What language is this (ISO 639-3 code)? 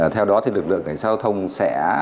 vie